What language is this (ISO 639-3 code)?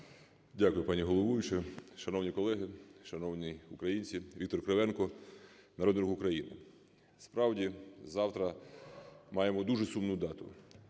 ukr